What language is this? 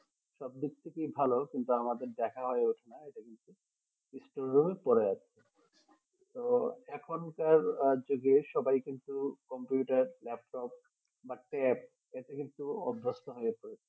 Bangla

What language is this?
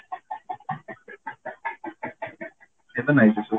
Odia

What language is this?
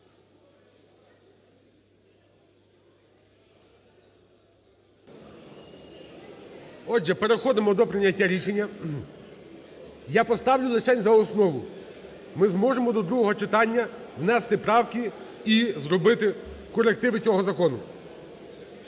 Ukrainian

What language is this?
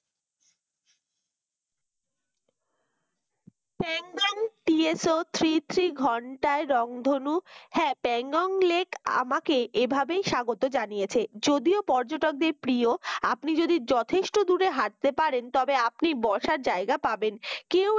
Bangla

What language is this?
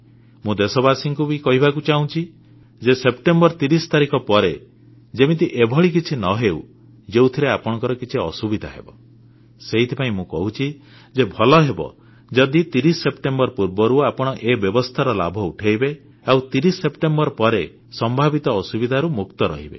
Odia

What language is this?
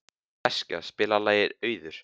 Icelandic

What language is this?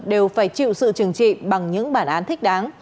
Vietnamese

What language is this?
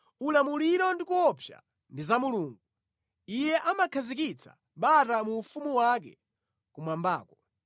Nyanja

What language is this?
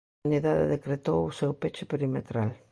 Galician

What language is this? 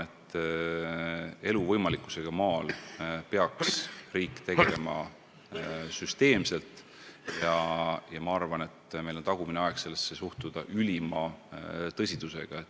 Estonian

